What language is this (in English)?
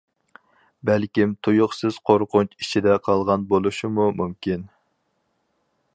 Uyghur